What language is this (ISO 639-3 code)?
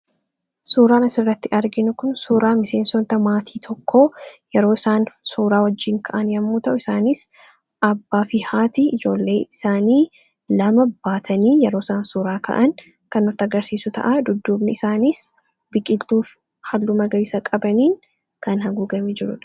orm